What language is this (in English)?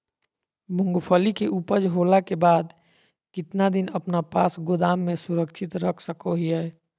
Magahi